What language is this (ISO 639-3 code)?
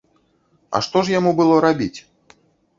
bel